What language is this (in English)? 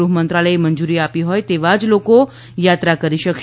Gujarati